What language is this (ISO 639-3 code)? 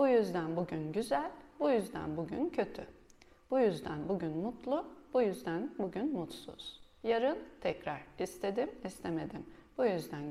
tur